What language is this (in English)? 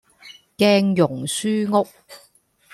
Cantonese